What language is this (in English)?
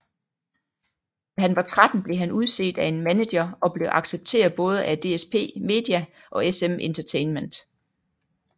Danish